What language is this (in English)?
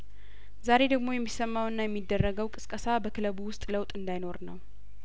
Amharic